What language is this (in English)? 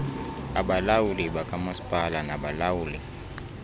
Xhosa